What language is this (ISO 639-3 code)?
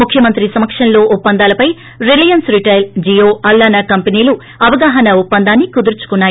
tel